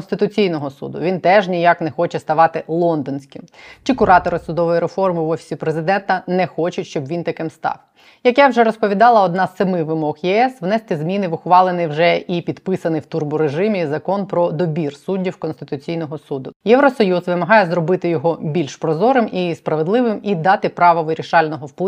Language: Ukrainian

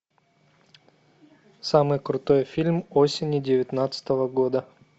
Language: Russian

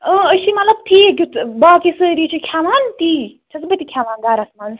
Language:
Kashmiri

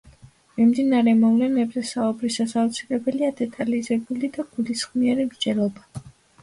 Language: Georgian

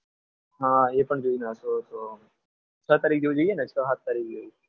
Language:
Gujarati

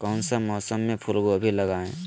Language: Magahi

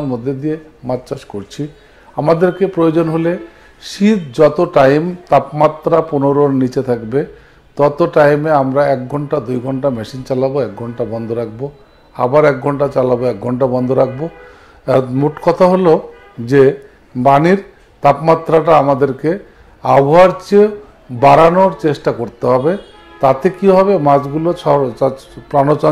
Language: Hindi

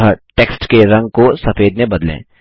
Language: Hindi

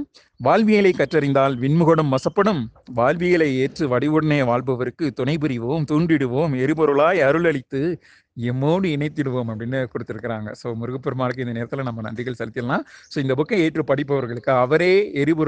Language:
Tamil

